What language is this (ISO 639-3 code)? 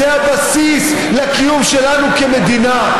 heb